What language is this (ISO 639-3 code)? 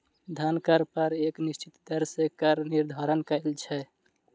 mai